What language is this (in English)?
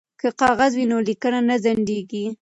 Pashto